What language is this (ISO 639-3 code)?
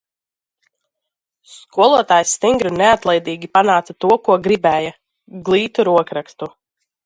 lav